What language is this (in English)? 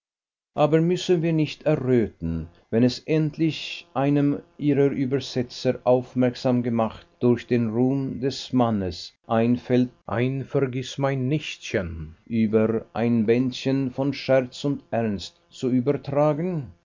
German